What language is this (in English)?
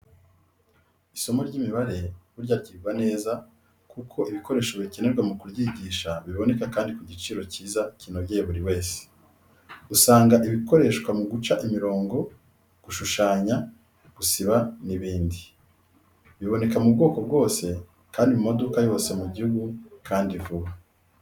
Kinyarwanda